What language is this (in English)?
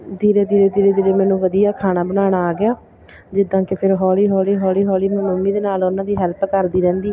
Punjabi